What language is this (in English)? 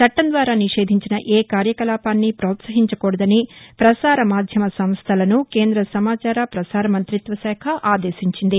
Telugu